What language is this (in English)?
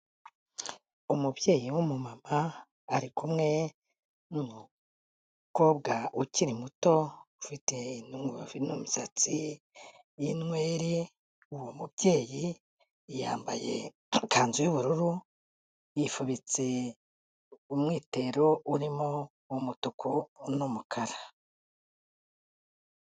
Kinyarwanda